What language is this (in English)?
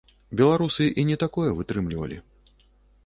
Belarusian